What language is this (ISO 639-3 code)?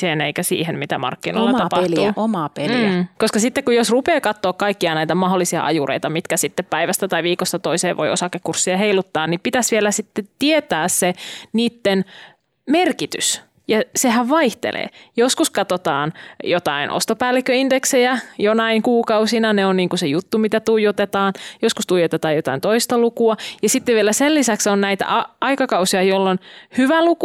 fin